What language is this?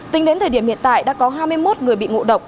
Vietnamese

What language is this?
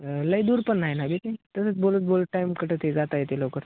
Marathi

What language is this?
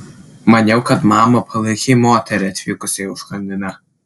Lithuanian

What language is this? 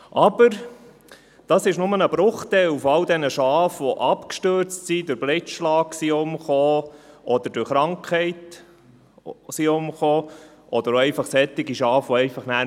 Swiss German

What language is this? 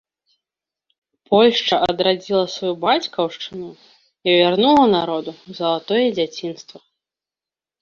Belarusian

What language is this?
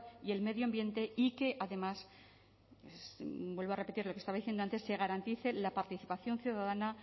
Spanish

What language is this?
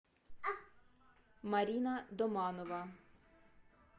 Russian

